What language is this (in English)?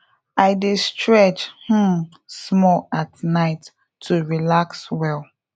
Nigerian Pidgin